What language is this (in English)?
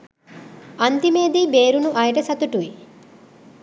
Sinhala